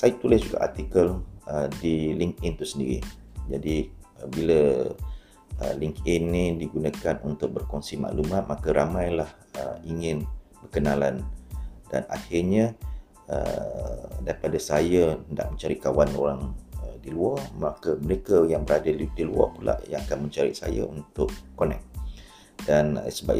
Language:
Malay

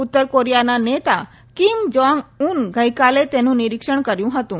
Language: Gujarati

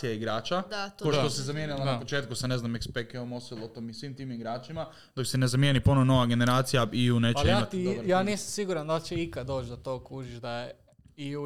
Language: Croatian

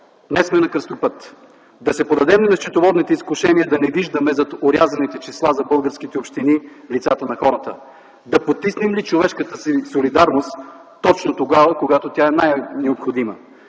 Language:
Bulgarian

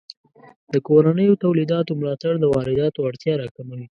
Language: Pashto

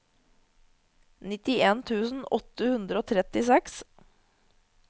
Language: Norwegian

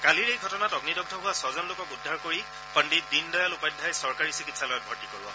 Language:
Assamese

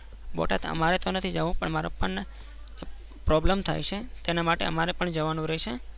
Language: Gujarati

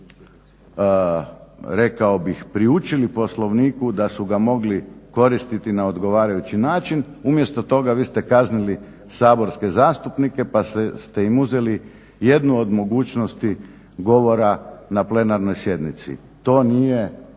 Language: Croatian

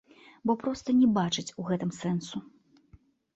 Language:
Belarusian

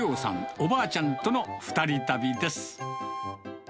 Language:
Japanese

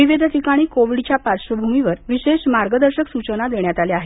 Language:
Marathi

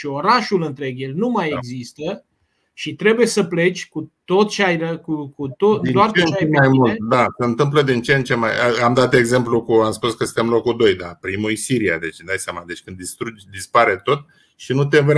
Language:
Romanian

